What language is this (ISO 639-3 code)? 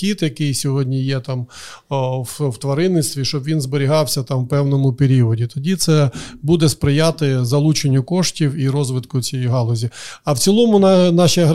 ukr